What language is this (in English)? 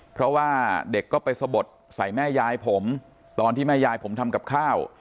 Thai